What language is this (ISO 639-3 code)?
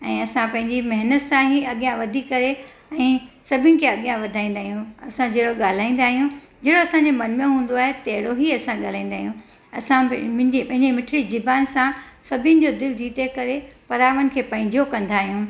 snd